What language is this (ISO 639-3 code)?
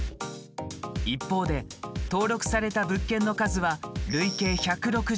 jpn